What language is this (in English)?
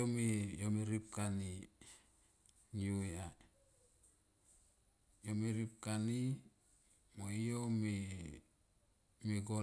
Tomoip